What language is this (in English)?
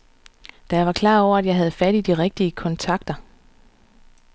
Danish